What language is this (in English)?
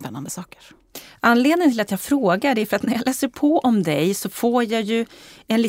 Swedish